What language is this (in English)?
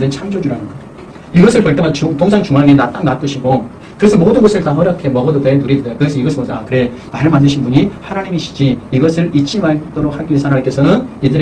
Korean